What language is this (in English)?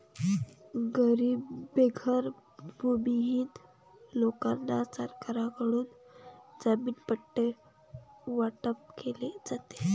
Marathi